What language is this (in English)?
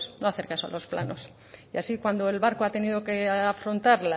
Spanish